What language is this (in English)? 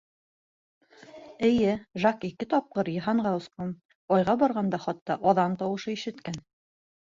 Bashkir